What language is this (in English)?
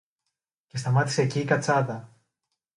Greek